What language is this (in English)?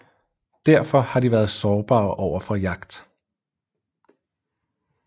Danish